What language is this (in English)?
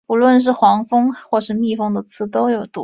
Chinese